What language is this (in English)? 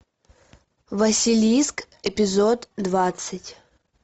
Russian